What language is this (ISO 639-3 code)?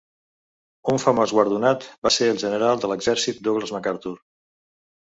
cat